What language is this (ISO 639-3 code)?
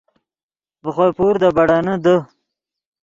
ydg